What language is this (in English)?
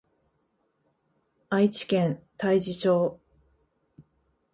Japanese